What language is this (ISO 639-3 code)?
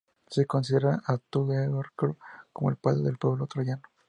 spa